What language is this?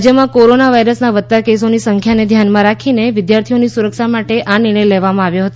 Gujarati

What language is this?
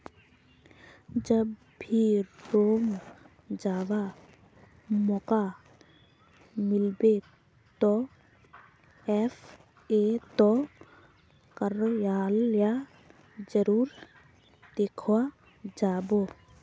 Magahi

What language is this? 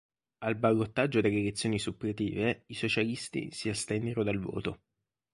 Italian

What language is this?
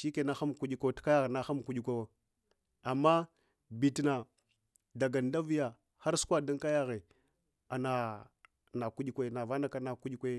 Hwana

